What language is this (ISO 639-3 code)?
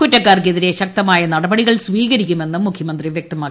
mal